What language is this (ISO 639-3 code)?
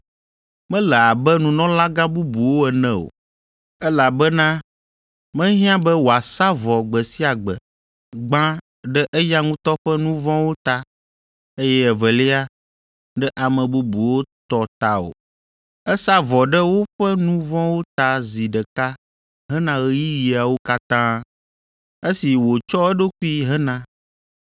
ewe